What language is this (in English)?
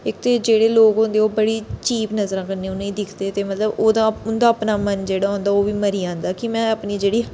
Dogri